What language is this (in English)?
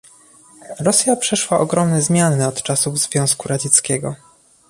Polish